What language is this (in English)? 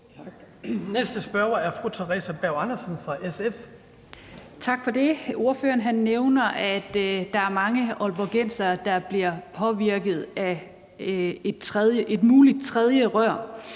Danish